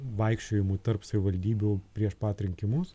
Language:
Lithuanian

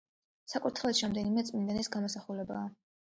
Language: Georgian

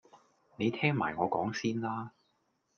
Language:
Cantonese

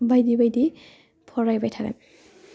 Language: Bodo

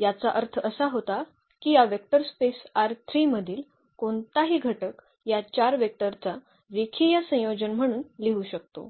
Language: Marathi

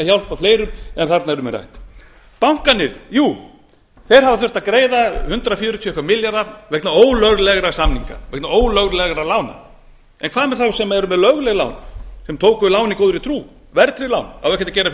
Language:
Icelandic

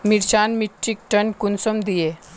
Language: Magahi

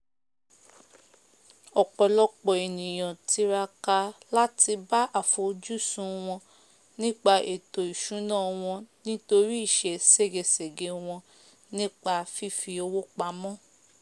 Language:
Yoruba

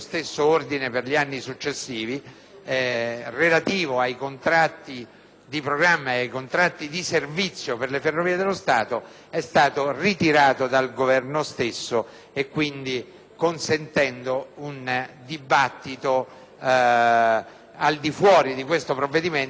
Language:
Italian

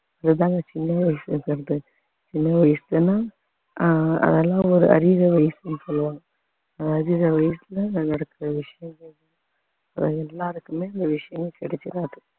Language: Tamil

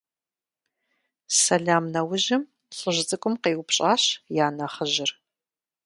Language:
Kabardian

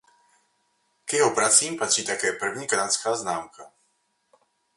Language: Czech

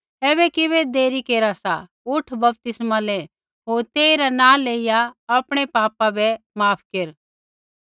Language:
Kullu Pahari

